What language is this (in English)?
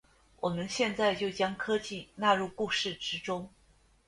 Chinese